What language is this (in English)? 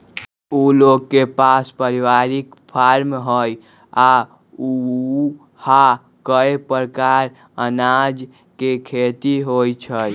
Magahi